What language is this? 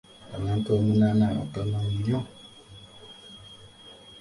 Ganda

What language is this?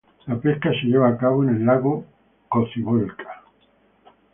Spanish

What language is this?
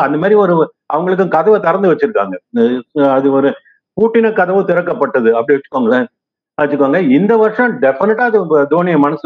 Tamil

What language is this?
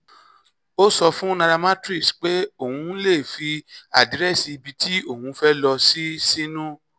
Yoruba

